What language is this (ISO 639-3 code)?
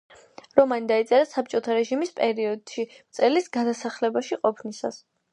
kat